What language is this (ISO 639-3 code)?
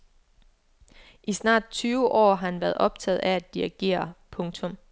dan